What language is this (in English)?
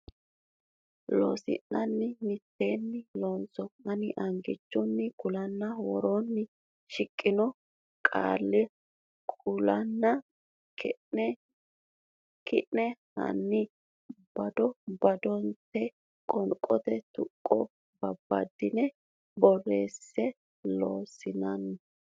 Sidamo